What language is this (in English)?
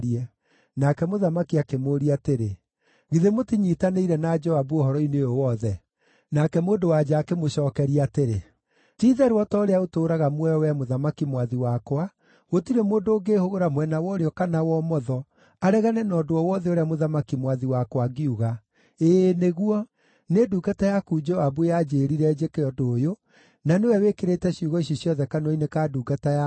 Kikuyu